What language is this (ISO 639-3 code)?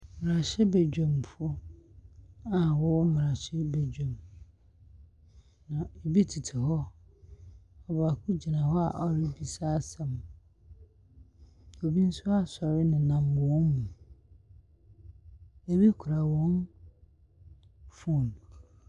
aka